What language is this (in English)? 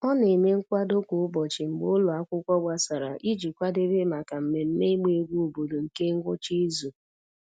Igbo